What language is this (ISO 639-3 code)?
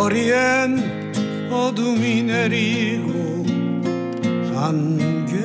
kor